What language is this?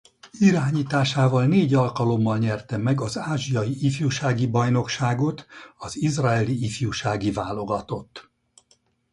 Hungarian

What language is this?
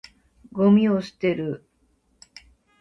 Japanese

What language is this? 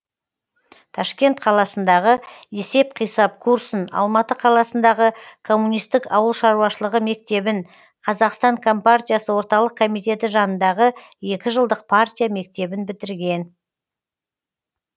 Kazakh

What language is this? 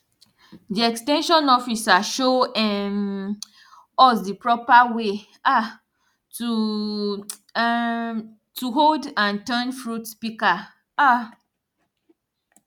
Nigerian Pidgin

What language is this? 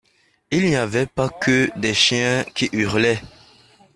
French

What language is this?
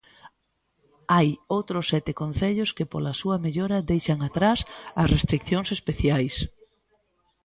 Galician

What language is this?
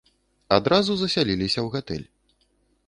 Belarusian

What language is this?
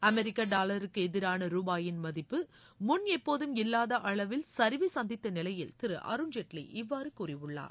Tamil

